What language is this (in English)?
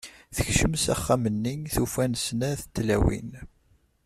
Kabyle